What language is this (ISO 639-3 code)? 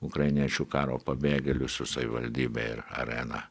lit